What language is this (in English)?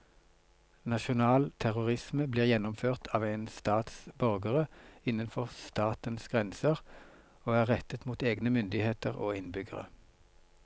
Norwegian